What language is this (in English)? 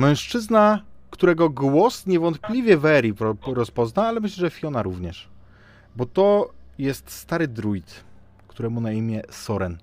Polish